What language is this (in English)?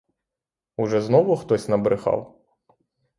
Ukrainian